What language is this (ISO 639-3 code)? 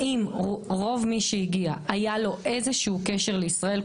heb